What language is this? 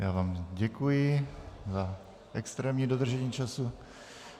Czech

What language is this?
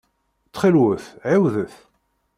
Kabyle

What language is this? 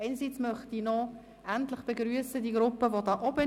Swiss German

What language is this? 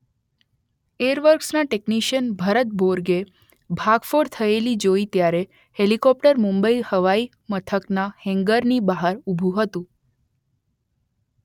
Gujarati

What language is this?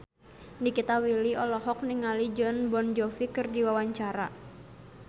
Sundanese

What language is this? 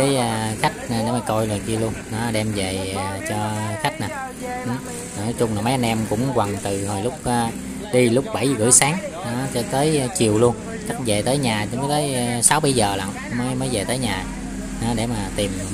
Vietnamese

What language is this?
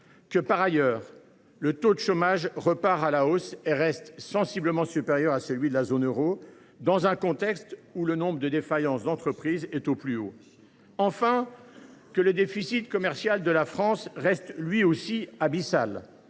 French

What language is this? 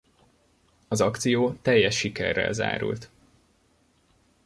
Hungarian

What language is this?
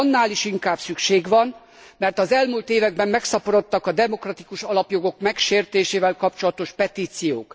Hungarian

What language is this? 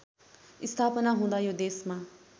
Nepali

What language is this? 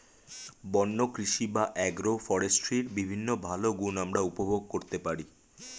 Bangla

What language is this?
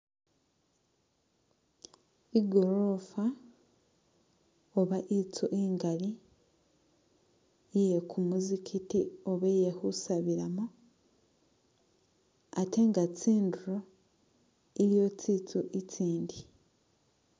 Masaaba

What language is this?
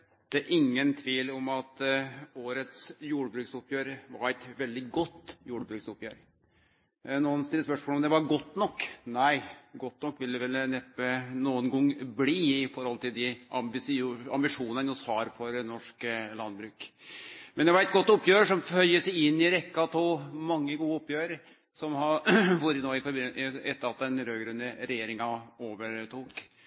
Norwegian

